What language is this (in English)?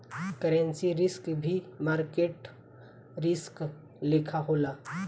Bhojpuri